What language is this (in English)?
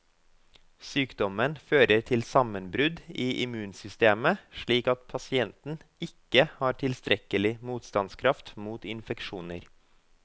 Norwegian